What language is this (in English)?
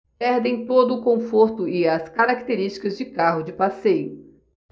Portuguese